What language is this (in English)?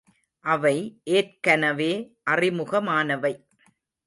Tamil